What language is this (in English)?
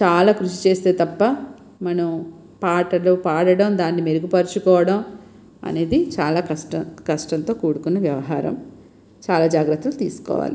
Telugu